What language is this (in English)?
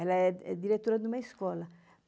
Portuguese